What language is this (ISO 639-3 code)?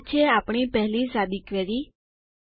guj